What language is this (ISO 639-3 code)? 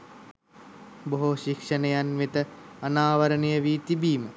sin